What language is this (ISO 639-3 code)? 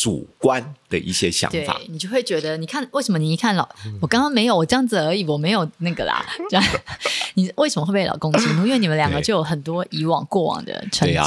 zho